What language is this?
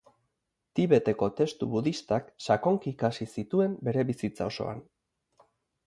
Basque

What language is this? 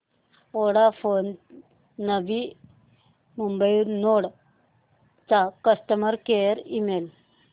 Marathi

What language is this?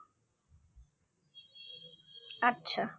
Bangla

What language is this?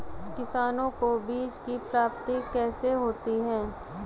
Hindi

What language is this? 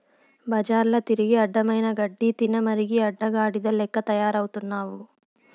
Telugu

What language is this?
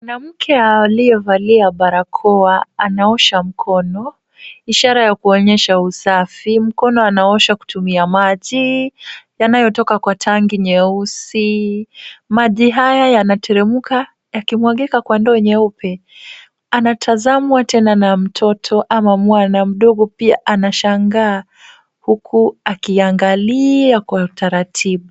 Swahili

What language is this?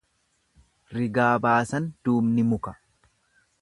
Oromo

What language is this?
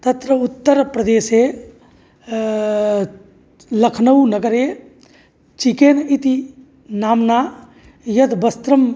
Sanskrit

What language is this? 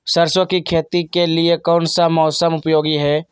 Magahi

